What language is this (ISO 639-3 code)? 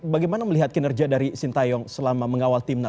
ind